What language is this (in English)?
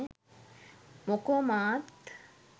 Sinhala